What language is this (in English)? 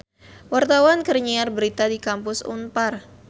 Sundanese